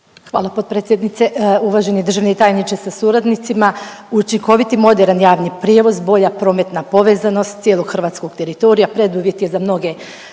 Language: Croatian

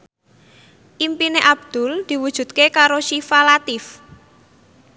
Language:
Javanese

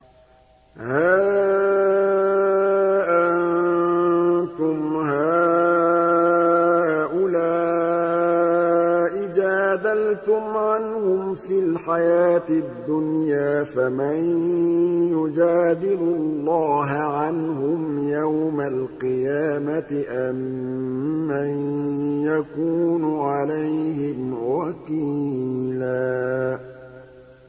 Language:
Arabic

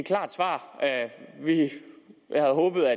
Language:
Danish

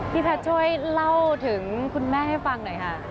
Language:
Thai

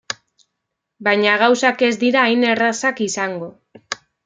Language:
Basque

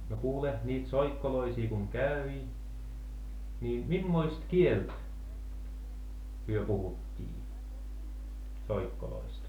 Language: Finnish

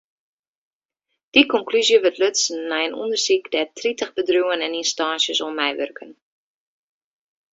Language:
Western Frisian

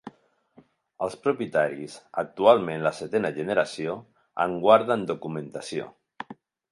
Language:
Catalan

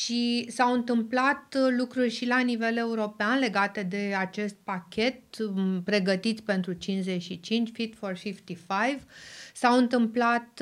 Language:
Romanian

